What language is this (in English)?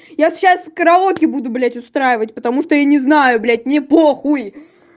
Russian